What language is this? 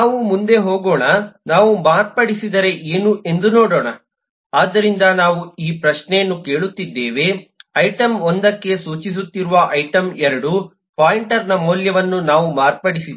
Kannada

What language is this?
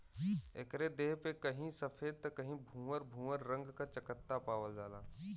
Bhojpuri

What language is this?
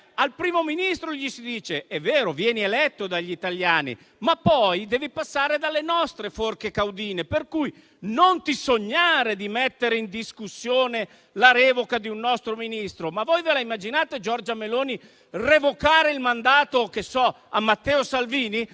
Italian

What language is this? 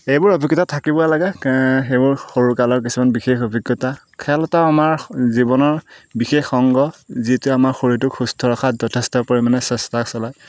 Assamese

